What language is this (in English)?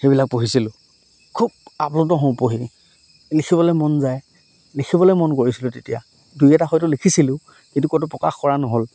Assamese